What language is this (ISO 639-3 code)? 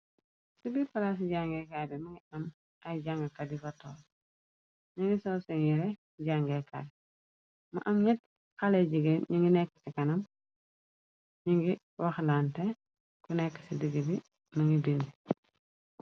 wol